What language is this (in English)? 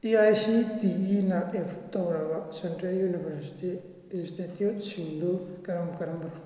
Manipuri